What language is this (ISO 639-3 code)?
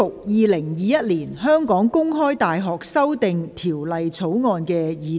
yue